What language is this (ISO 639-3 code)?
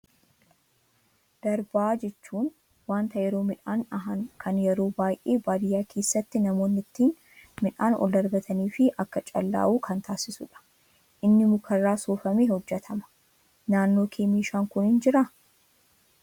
orm